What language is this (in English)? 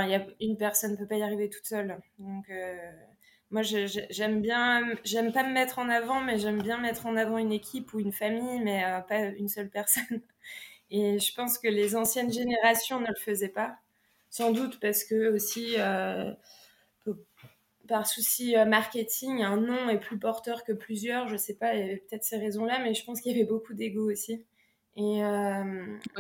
French